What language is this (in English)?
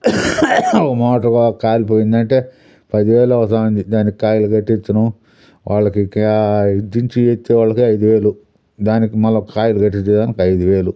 Telugu